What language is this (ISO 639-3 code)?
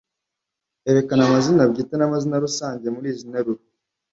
kin